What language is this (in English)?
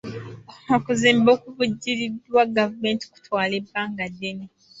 Ganda